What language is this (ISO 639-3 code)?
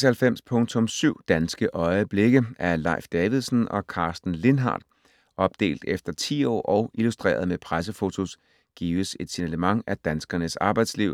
dan